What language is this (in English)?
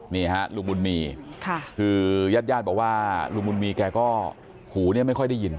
Thai